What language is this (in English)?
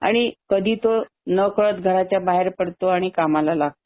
Marathi